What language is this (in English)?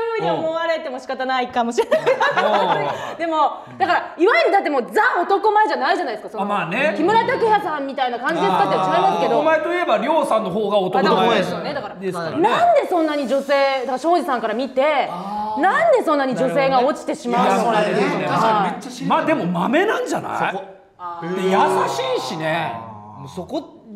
Japanese